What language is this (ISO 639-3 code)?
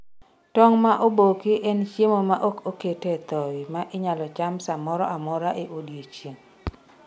luo